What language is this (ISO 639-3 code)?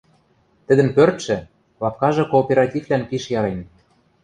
mrj